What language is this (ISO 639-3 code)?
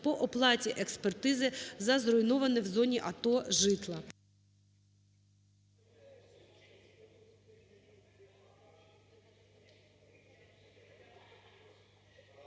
ukr